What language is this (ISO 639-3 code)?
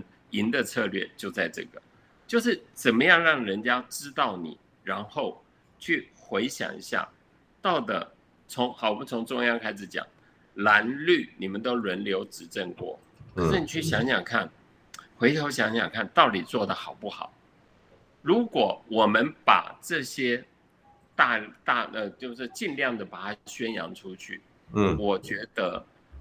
zho